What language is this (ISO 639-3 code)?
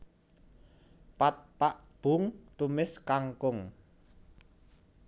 jav